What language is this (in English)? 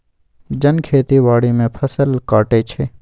Magahi